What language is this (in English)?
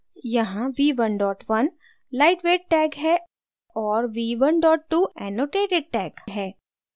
Hindi